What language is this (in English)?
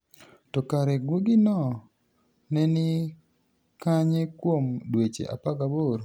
Luo (Kenya and Tanzania)